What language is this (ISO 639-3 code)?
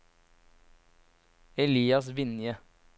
nor